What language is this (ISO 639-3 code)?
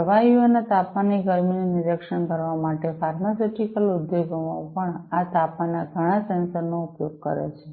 guj